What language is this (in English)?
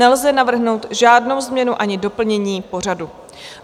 Czech